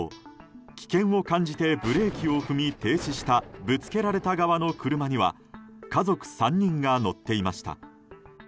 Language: Japanese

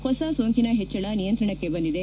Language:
Kannada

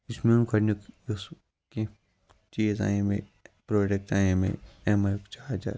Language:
Kashmiri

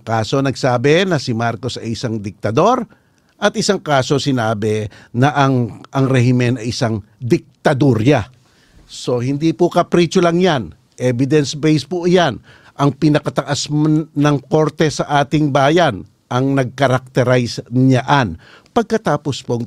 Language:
Filipino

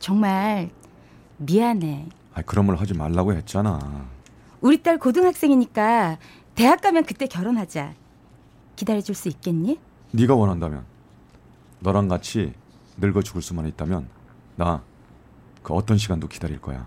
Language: Korean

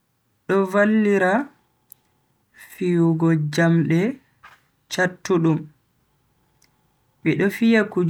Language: Bagirmi Fulfulde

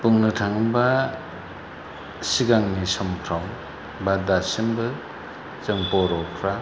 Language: Bodo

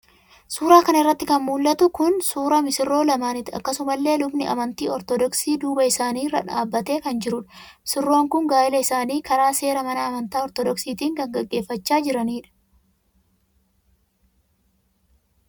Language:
Oromo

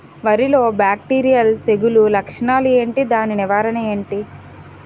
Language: Telugu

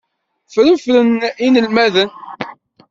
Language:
Kabyle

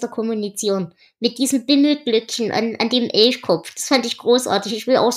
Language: German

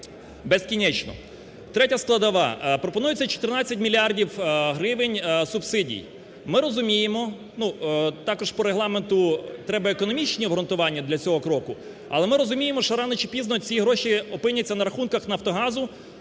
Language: Ukrainian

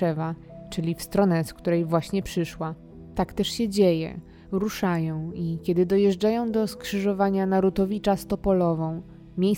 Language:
Polish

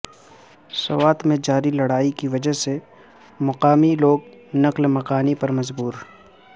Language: Urdu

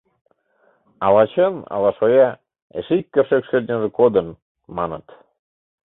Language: Mari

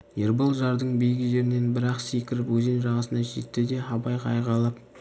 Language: Kazakh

